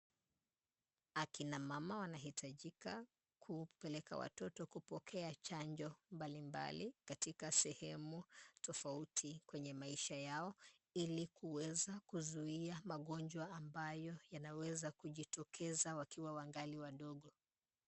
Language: Swahili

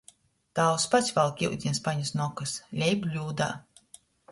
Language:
Latgalian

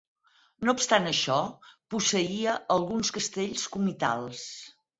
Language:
Catalan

